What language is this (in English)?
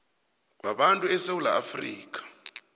South Ndebele